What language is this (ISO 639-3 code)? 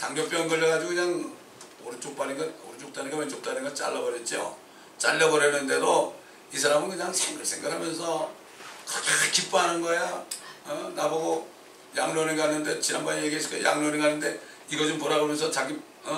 kor